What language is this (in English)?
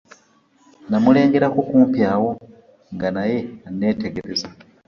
Ganda